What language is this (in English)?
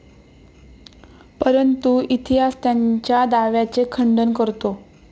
Marathi